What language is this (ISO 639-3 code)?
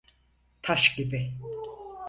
tur